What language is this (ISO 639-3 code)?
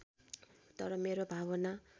nep